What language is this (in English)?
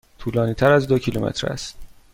Persian